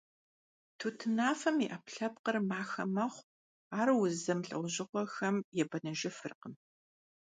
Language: Kabardian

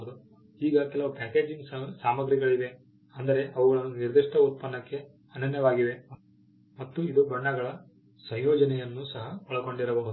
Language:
Kannada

